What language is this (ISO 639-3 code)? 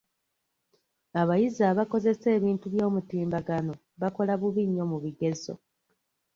lug